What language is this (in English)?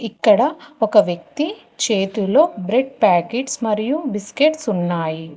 Telugu